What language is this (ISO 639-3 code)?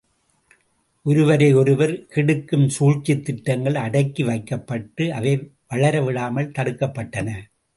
tam